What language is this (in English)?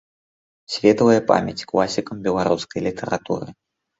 Belarusian